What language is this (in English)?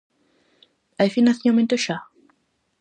Galician